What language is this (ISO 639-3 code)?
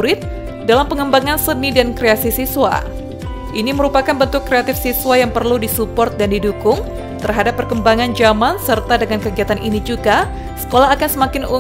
ind